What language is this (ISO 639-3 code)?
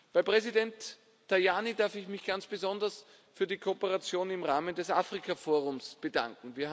deu